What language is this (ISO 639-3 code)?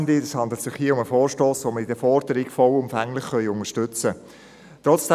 gsw